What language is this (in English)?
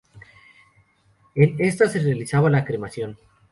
Spanish